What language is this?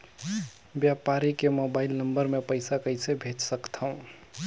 Chhattisgarhi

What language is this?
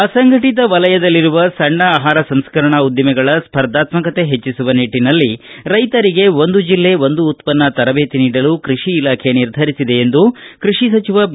Kannada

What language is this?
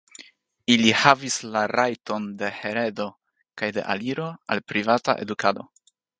Esperanto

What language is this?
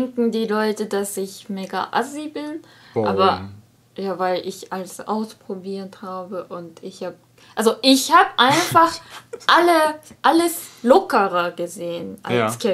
German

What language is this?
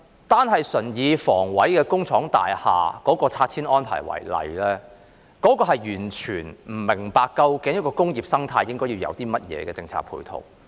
Cantonese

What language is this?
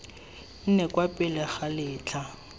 Tswana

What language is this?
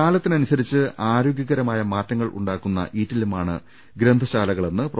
Malayalam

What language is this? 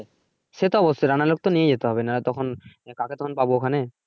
Bangla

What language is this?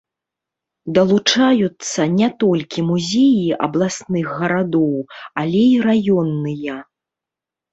Belarusian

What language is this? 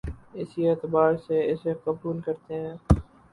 Urdu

